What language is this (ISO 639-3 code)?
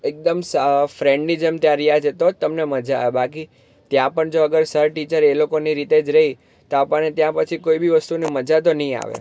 guj